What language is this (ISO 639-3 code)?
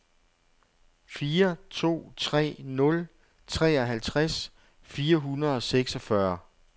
dan